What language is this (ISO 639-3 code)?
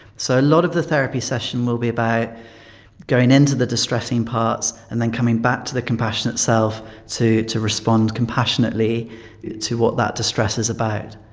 eng